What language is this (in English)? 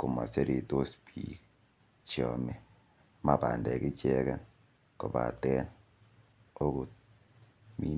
Kalenjin